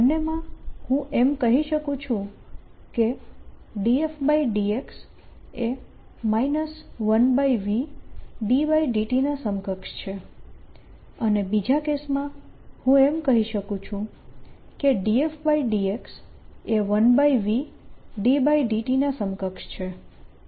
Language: Gujarati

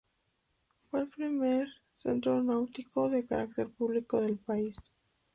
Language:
Spanish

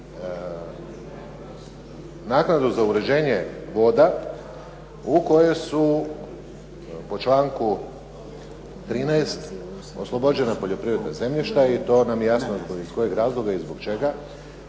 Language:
Croatian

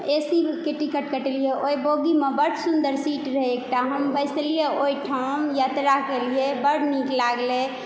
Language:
Maithili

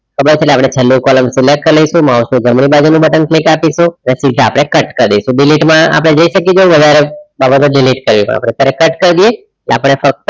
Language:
Gujarati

